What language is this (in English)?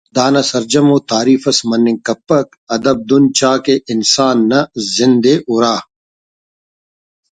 Brahui